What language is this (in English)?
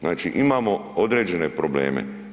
Croatian